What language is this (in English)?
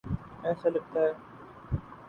Urdu